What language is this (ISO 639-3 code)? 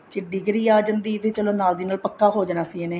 pan